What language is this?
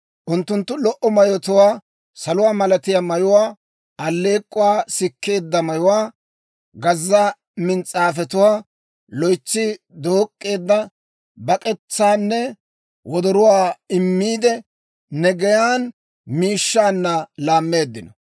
Dawro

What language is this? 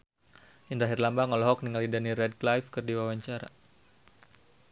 Sundanese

